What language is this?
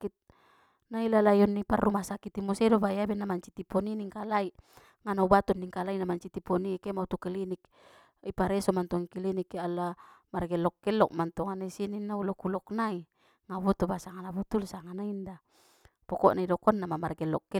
Batak Mandailing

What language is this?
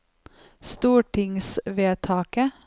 Norwegian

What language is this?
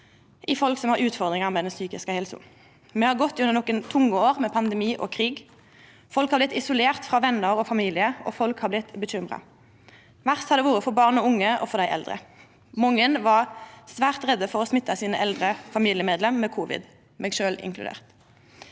Norwegian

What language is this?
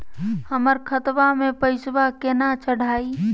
Magahi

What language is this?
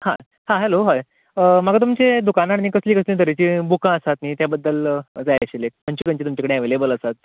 Konkani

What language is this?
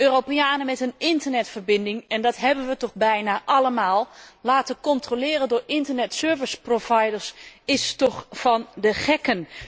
Dutch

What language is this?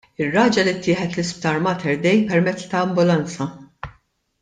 Maltese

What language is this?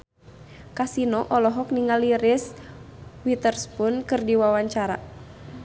Sundanese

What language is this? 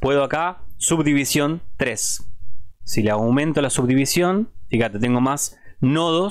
Spanish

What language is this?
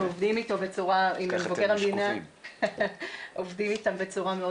Hebrew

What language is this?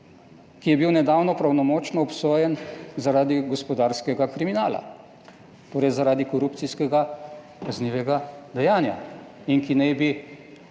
Slovenian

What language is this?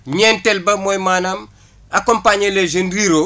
Wolof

